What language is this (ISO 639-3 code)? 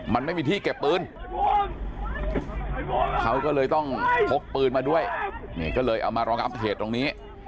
tha